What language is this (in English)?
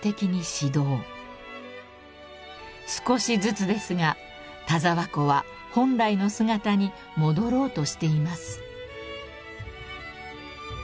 Japanese